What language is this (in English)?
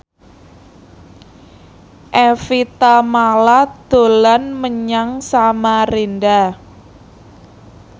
Javanese